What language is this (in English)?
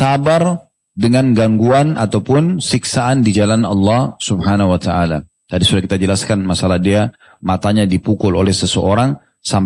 Indonesian